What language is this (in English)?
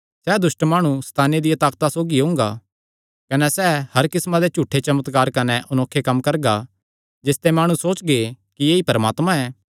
Kangri